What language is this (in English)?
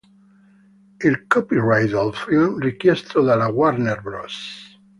Italian